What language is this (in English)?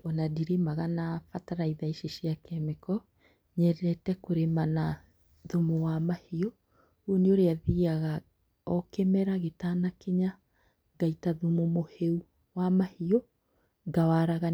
Kikuyu